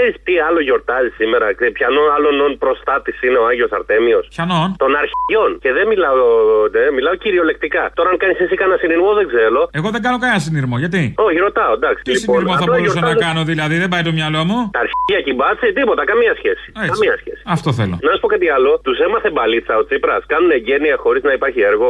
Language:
Greek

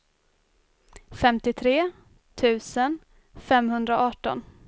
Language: Swedish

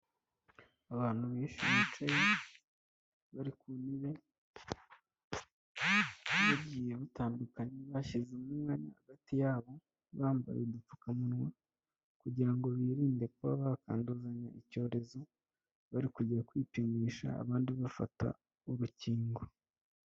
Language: Kinyarwanda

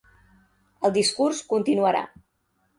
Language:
Catalan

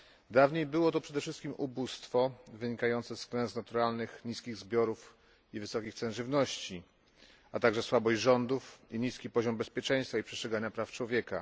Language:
Polish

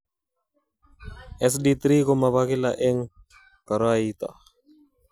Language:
Kalenjin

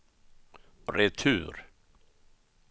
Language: Swedish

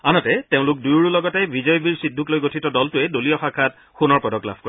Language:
Assamese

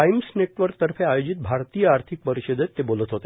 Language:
Marathi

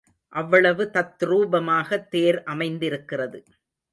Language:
Tamil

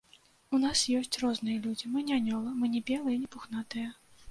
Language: Belarusian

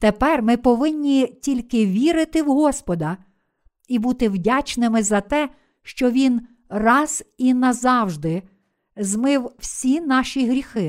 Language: Ukrainian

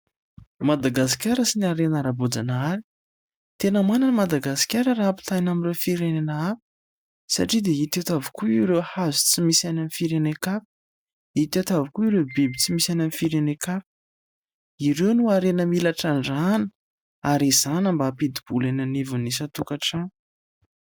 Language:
Malagasy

